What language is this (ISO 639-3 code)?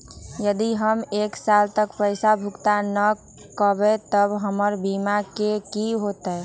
mag